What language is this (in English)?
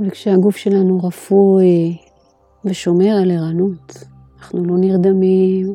Hebrew